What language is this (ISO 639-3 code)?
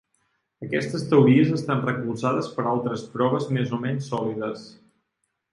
cat